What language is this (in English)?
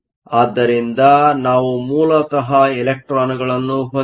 Kannada